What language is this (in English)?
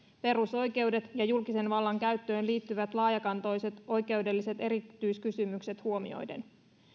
Finnish